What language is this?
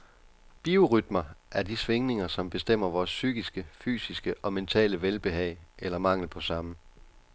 Danish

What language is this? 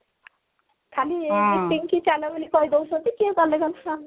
Odia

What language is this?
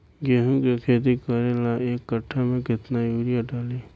Bhojpuri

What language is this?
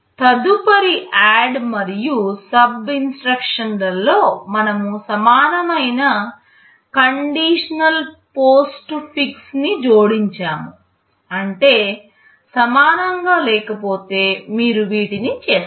Telugu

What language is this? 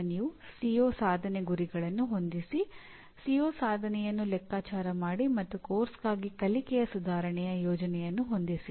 Kannada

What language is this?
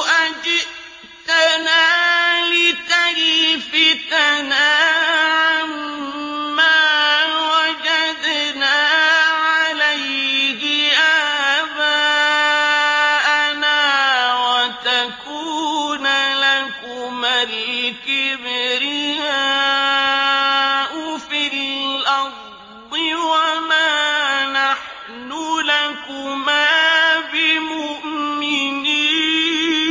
Arabic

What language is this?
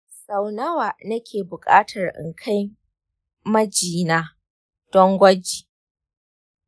Hausa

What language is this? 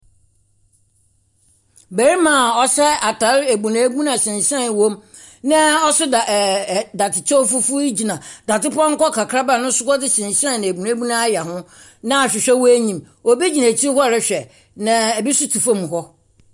Akan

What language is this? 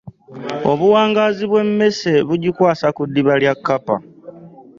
Ganda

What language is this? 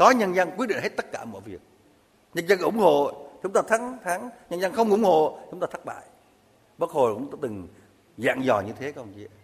Vietnamese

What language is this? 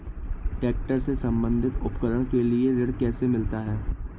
Hindi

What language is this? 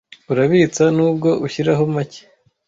Kinyarwanda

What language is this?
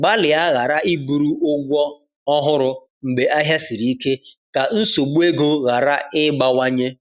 Igbo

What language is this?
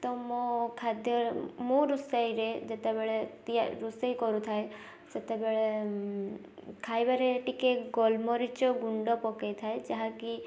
Odia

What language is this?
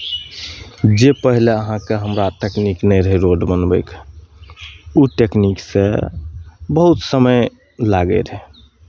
Maithili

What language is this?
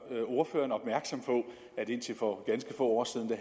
Danish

